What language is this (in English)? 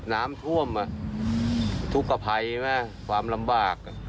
Thai